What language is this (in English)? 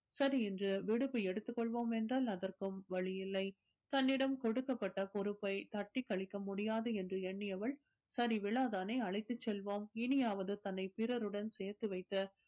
Tamil